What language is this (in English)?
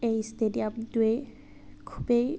Assamese